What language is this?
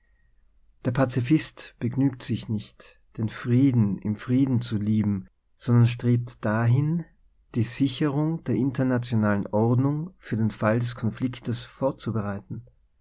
German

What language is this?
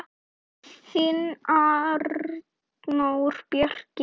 Icelandic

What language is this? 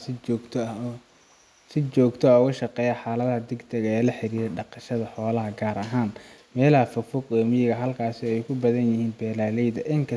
Somali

